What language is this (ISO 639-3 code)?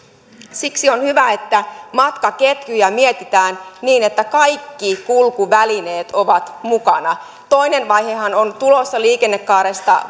fin